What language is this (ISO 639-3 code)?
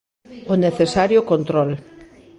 glg